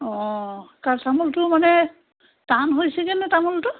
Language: Assamese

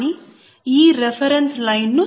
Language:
Telugu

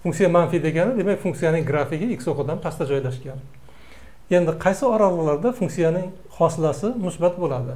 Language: Turkish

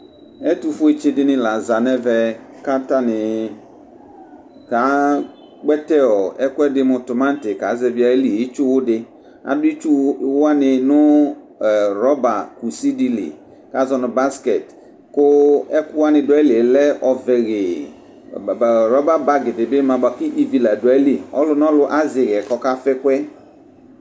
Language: Ikposo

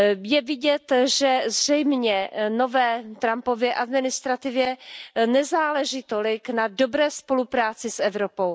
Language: Czech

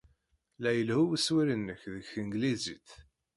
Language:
Kabyle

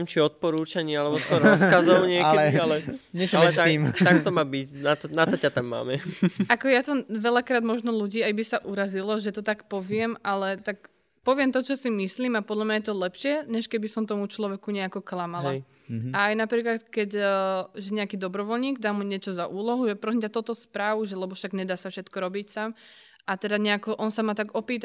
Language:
Slovak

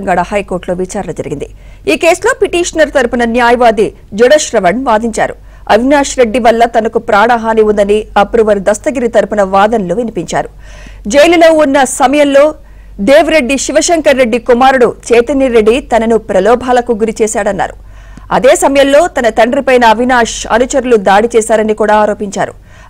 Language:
Telugu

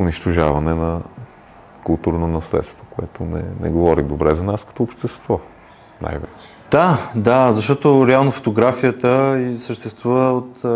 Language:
Bulgarian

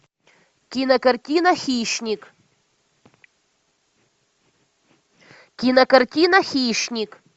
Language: Russian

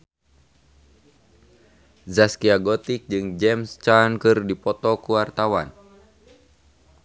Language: Sundanese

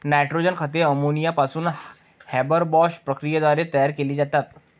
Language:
Marathi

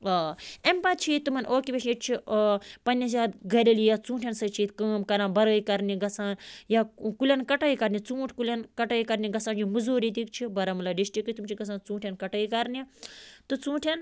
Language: Kashmiri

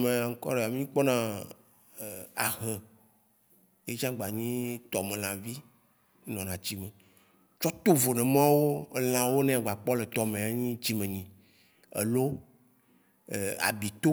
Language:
Waci Gbe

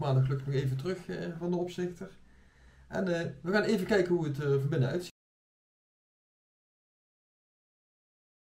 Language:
Dutch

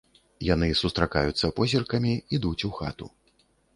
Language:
Belarusian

